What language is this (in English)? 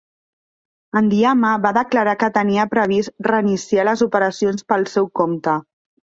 Catalan